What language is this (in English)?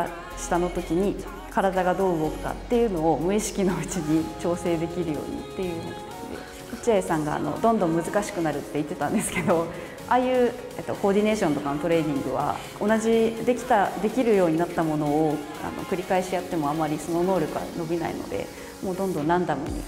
Japanese